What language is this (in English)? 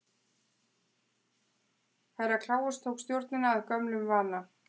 Icelandic